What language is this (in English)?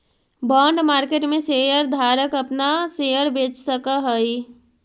Magahi